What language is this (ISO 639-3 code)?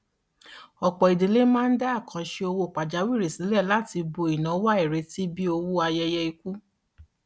yor